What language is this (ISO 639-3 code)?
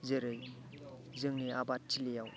brx